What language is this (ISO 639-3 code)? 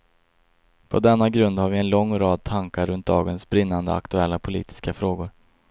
swe